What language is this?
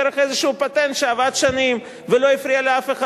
Hebrew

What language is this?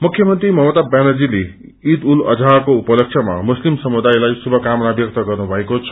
Nepali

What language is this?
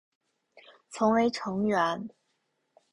Chinese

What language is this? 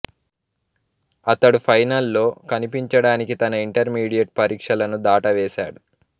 Telugu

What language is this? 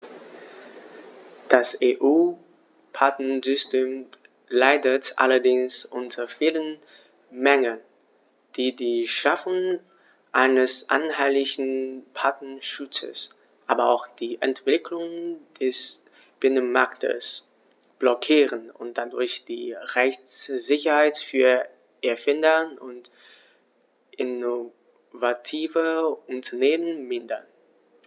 German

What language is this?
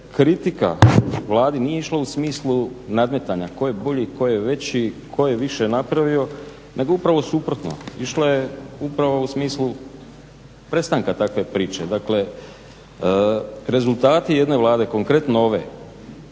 Croatian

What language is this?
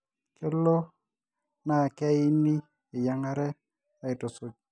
Masai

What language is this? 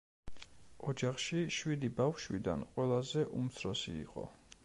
Georgian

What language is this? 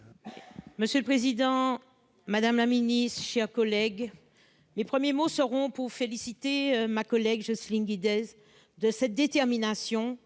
French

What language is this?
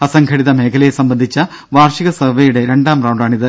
Malayalam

